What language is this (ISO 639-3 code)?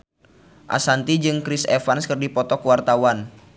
sun